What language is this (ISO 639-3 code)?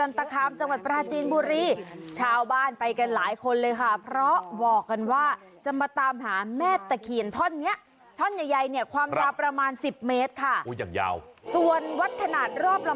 tha